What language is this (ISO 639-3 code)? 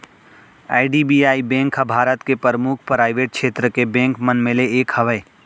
hne